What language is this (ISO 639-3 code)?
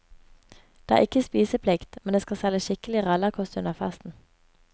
nor